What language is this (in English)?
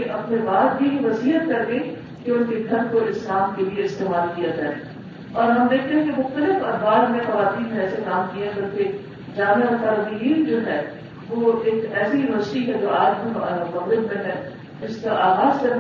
Urdu